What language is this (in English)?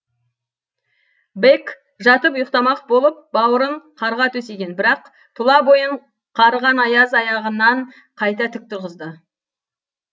Kazakh